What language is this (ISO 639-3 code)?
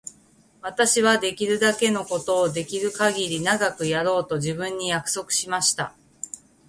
jpn